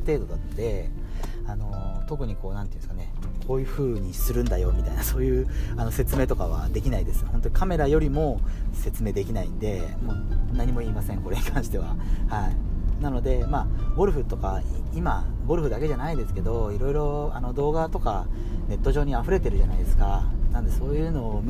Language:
Japanese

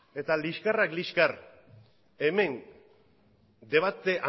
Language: Basque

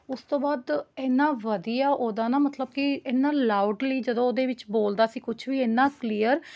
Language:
Punjabi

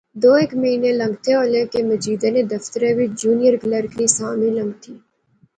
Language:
Pahari-Potwari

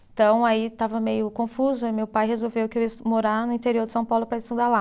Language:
Portuguese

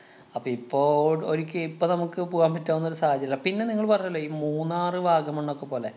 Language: Malayalam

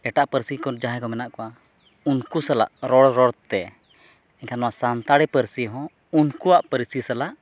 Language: Santali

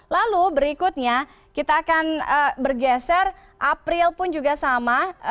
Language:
Indonesian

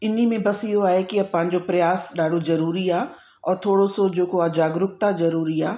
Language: Sindhi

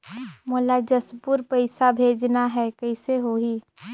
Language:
Chhattisgarhi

